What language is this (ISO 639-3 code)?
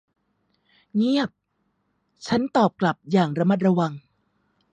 tha